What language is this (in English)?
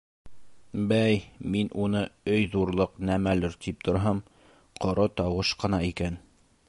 Bashkir